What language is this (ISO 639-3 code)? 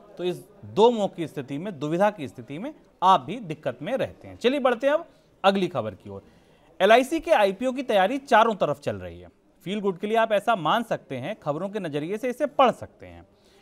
hin